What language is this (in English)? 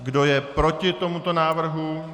Czech